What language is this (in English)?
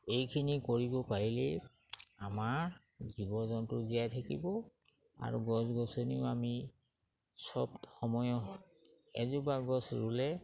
Assamese